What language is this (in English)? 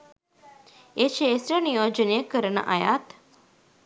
Sinhala